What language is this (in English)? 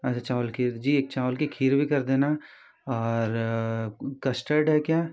Hindi